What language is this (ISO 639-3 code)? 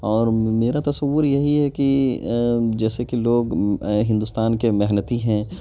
urd